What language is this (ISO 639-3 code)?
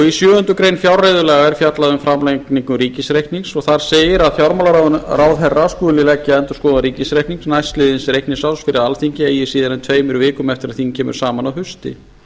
isl